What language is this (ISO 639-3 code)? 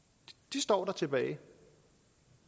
dan